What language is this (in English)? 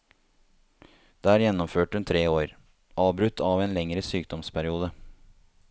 Norwegian